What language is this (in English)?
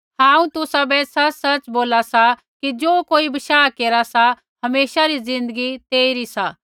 Kullu Pahari